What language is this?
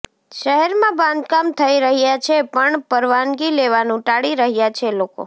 Gujarati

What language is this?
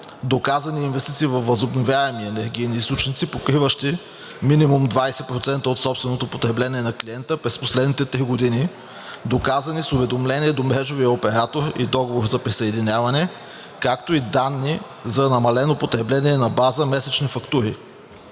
Bulgarian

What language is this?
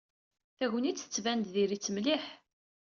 Kabyle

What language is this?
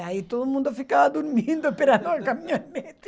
Portuguese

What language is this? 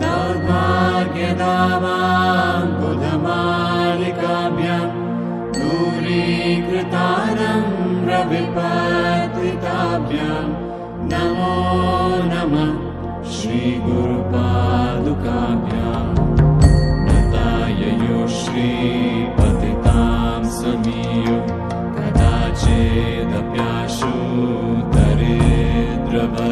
Indonesian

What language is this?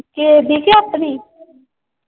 Punjabi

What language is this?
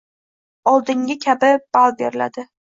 Uzbek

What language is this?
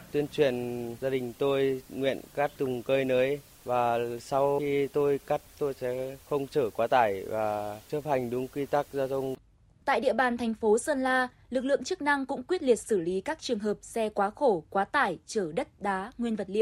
Vietnamese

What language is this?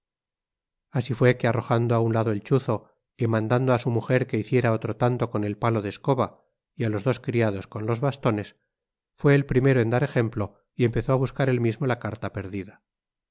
Spanish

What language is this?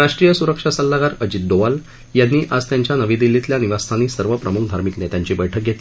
Marathi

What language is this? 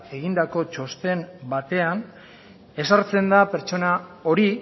Basque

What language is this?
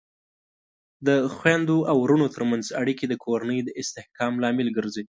Pashto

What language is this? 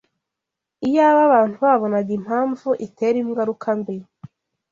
Kinyarwanda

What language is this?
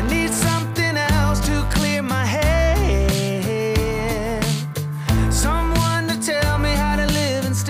Bulgarian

